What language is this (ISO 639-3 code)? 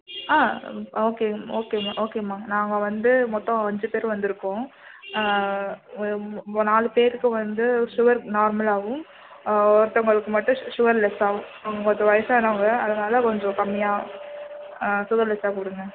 tam